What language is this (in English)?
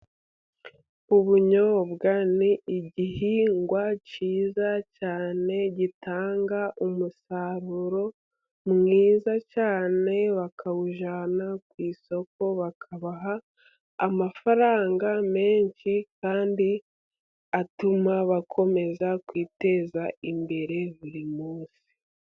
Kinyarwanda